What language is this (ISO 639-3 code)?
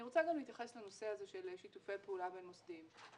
heb